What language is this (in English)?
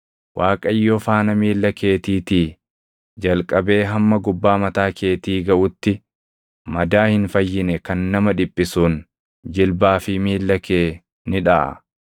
Oromo